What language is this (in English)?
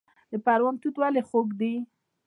Pashto